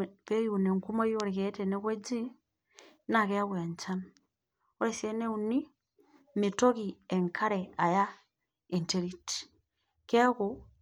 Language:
Masai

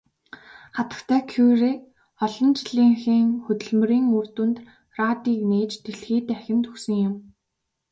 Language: Mongolian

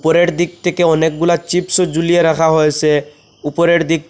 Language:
Bangla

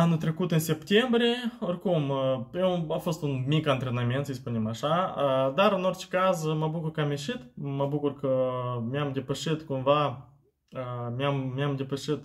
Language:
Romanian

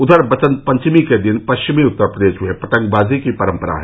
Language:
Hindi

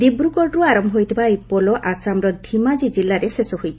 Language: Odia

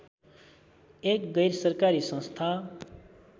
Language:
Nepali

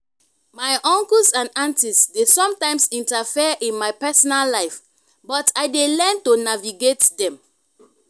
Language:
Nigerian Pidgin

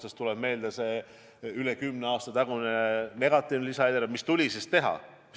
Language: Estonian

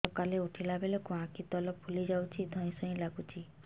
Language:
Odia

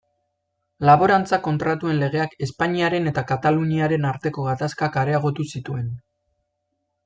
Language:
Basque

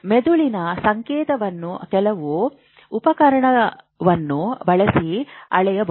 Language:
Kannada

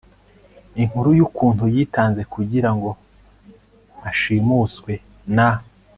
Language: Kinyarwanda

